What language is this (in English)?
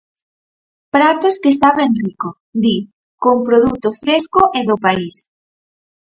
Galician